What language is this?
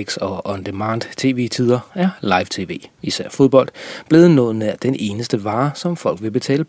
Danish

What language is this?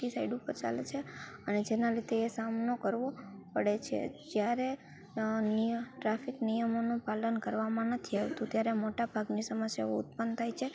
Gujarati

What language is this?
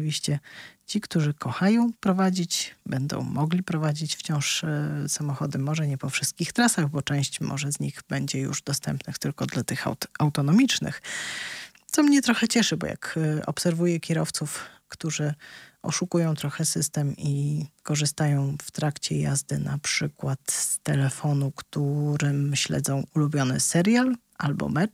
Polish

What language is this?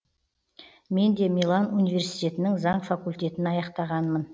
Kazakh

